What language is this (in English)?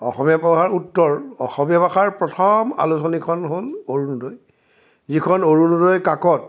Assamese